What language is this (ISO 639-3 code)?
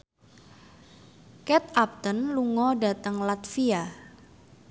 jav